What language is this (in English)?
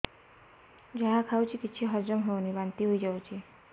Odia